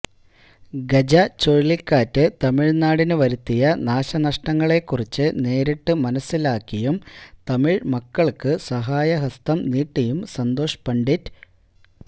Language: Malayalam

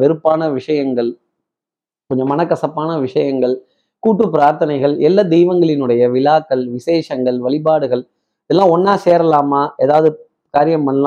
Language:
Tamil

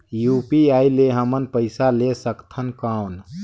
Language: Chhattisgarhi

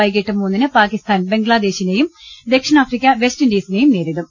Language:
Malayalam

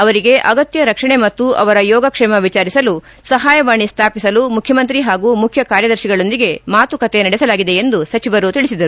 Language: Kannada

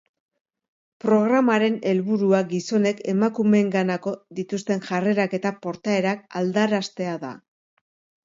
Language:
Basque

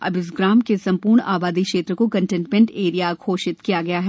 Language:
Hindi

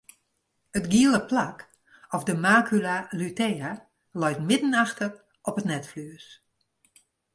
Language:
Western Frisian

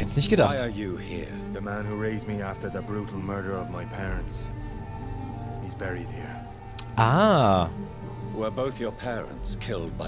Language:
German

